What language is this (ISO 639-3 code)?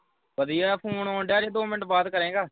pan